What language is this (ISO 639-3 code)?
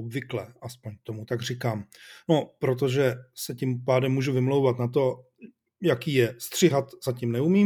ces